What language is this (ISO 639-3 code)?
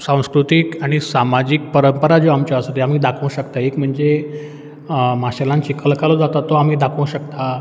kok